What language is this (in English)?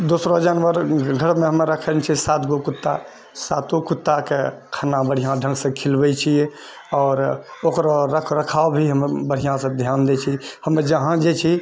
Maithili